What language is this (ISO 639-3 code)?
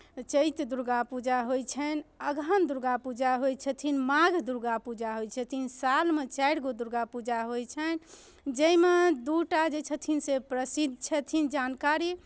mai